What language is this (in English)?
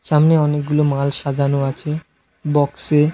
Bangla